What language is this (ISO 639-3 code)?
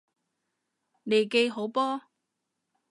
yue